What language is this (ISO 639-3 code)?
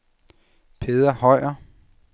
dan